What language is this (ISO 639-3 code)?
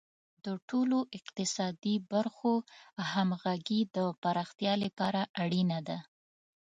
pus